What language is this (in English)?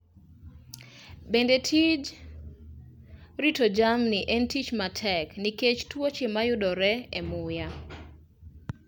Luo (Kenya and Tanzania)